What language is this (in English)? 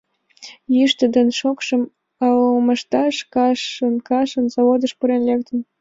Mari